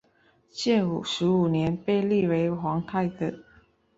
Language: Chinese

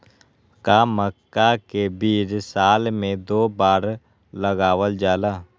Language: Magahi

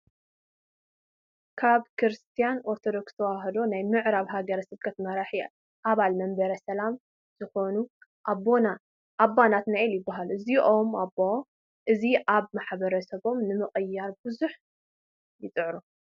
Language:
Tigrinya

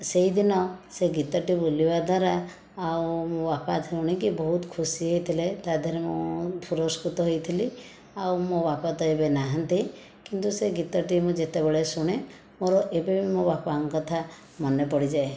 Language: Odia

